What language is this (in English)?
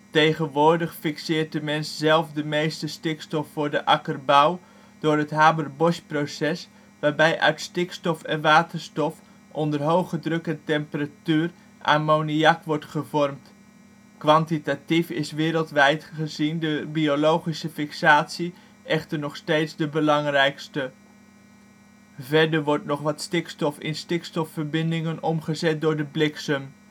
Dutch